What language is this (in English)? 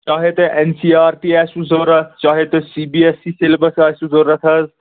Kashmiri